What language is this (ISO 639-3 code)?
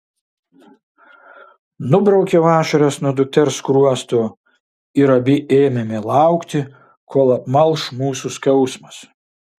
lit